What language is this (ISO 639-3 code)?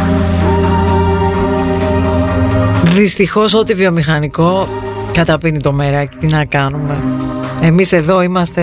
ell